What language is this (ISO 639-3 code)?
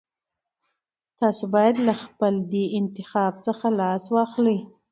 pus